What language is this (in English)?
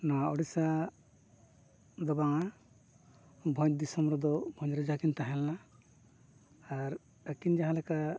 Santali